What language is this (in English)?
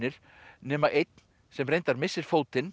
Icelandic